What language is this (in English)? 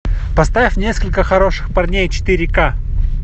Russian